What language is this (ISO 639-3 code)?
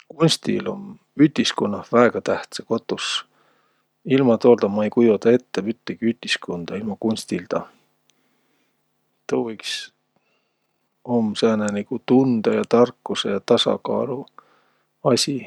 vro